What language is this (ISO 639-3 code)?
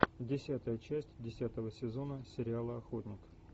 rus